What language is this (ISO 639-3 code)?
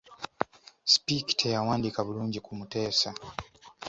lug